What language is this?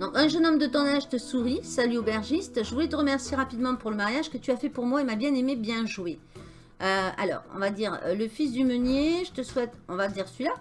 French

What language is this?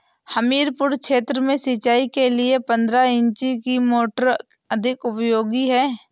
Hindi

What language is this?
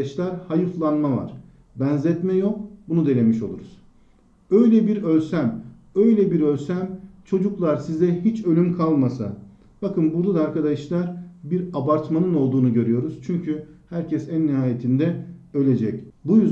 Turkish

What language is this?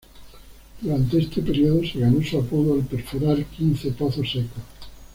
Spanish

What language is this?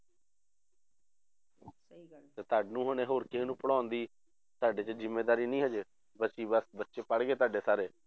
Punjabi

